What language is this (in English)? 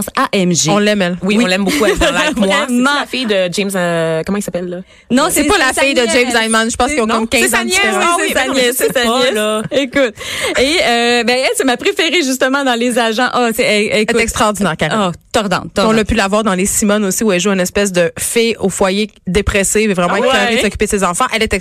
French